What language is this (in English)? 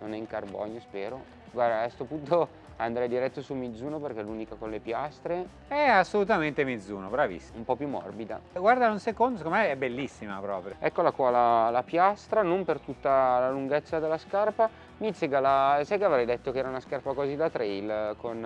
Italian